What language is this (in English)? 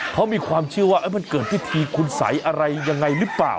Thai